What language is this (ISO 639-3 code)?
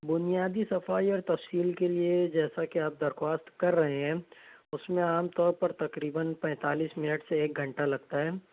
urd